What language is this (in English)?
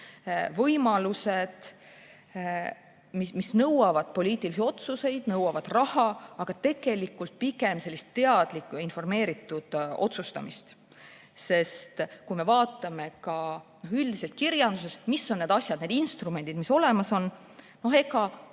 Estonian